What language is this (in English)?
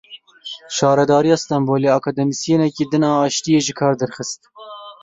Kurdish